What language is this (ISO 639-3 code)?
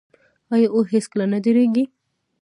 pus